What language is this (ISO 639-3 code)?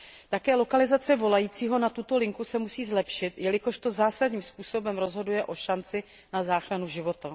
ces